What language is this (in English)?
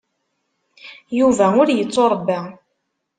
Kabyle